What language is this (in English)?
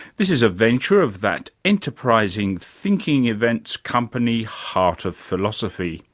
English